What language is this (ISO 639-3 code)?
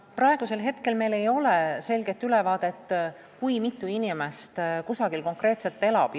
est